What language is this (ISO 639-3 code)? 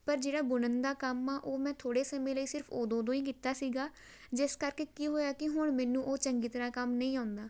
pan